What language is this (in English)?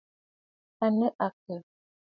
Bafut